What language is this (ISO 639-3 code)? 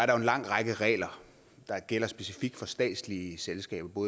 dan